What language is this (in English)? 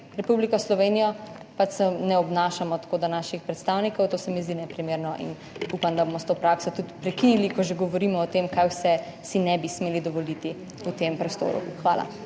Slovenian